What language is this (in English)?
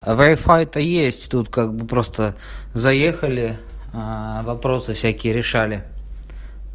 Russian